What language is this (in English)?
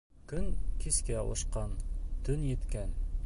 Bashkir